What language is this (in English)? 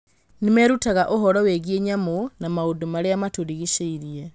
Kikuyu